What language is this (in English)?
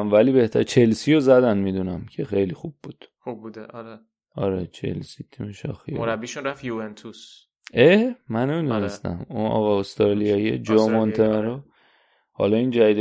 Persian